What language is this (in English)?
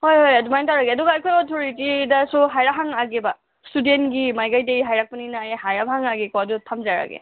Manipuri